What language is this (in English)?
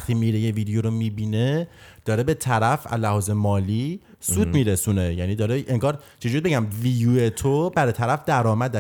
Persian